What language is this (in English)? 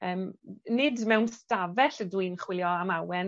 Welsh